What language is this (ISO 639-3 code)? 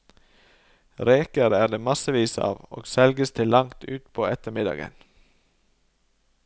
nor